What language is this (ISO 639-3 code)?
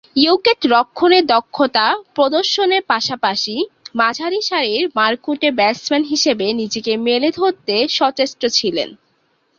ben